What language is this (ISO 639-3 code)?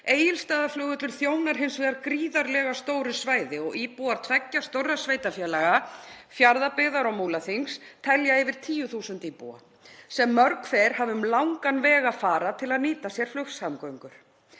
isl